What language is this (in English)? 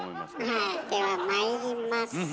Japanese